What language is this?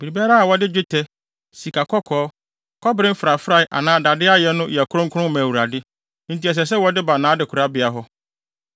Akan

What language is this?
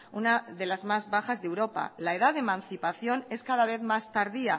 Spanish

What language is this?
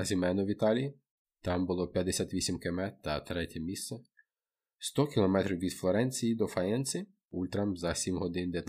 Ukrainian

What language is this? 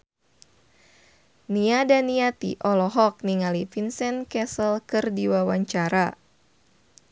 Sundanese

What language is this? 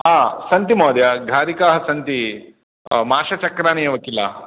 Sanskrit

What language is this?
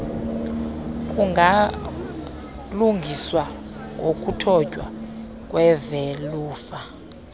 Xhosa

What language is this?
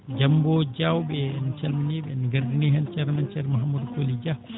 Fula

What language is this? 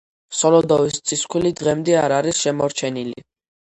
Georgian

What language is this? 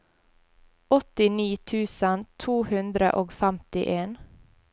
Norwegian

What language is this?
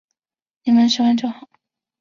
Chinese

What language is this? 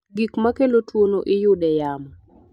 Luo (Kenya and Tanzania)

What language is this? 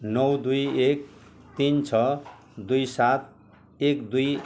Nepali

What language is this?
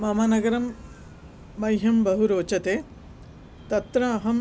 Sanskrit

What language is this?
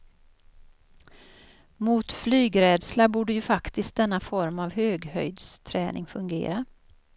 Swedish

